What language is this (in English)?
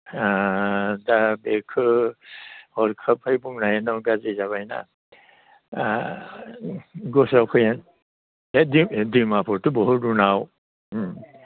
Bodo